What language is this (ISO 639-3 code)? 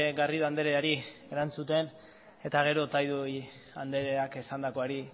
eus